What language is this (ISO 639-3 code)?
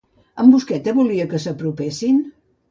cat